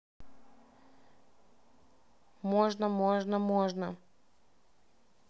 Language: Russian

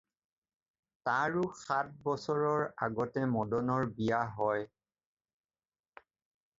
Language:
Assamese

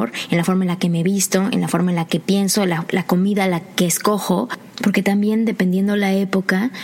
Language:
Spanish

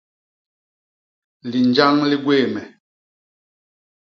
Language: Basaa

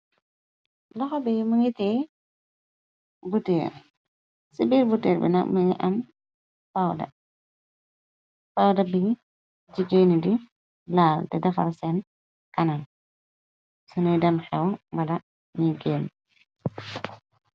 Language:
Wolof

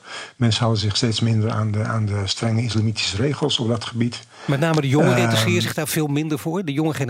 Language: Dutch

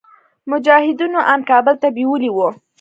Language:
Pashto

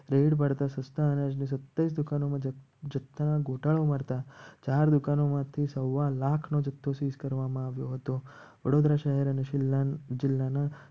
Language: Gujarati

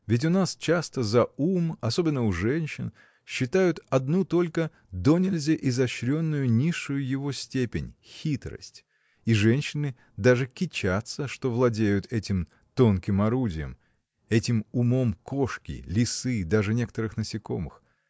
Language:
Russian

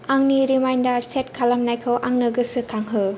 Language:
Bodo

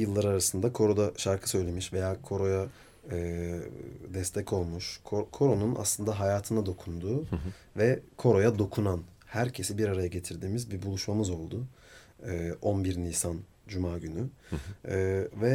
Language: Turkish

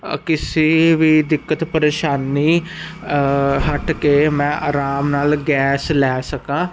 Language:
Punjabi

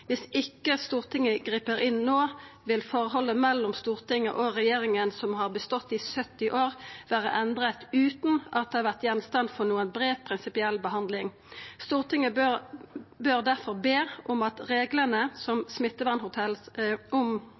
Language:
Norwegian Nynorsk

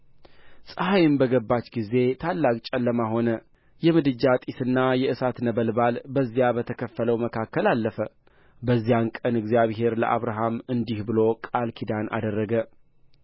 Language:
Amharic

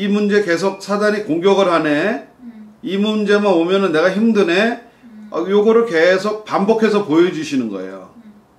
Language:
Korean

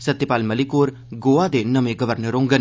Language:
Dogri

